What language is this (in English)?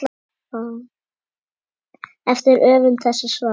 Icelandic